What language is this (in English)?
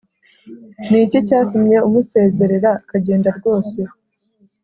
Kinyarwanda